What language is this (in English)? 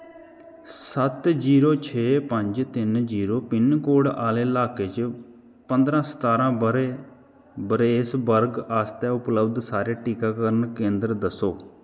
Dogri